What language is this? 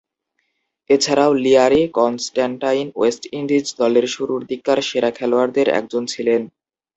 Bangla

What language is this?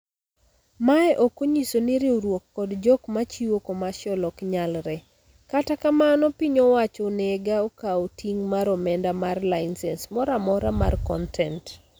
Luo (Kenya and Tanzania)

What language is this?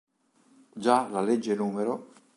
Italian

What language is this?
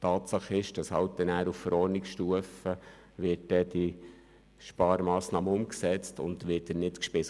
Swiss German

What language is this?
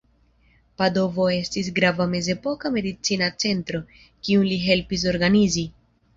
Esperanto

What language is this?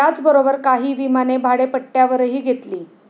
Marathi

